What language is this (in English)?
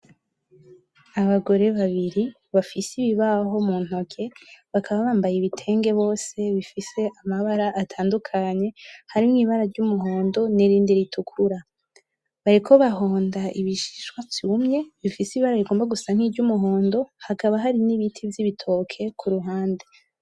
Rundi